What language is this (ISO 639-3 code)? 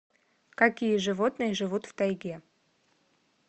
rus